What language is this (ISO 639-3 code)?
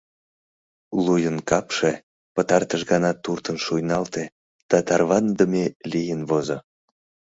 chm